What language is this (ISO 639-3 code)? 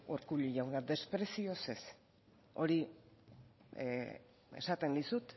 eus